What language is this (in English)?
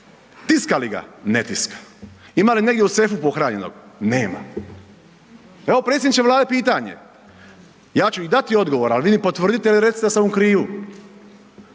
Croatian